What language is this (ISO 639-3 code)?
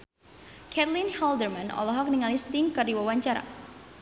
sun